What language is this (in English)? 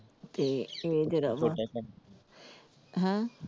Punjabi